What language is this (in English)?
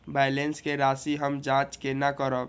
Maithili